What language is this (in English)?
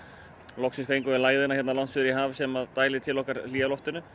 Icelandic